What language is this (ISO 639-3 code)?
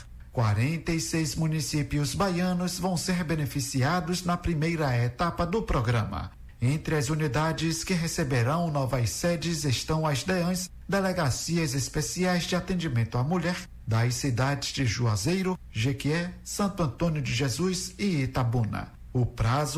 por